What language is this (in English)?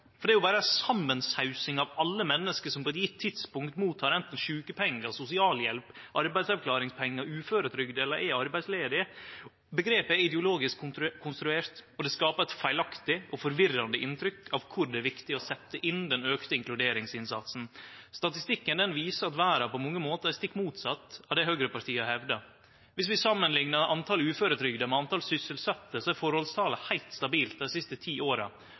Norwegian Nynorsk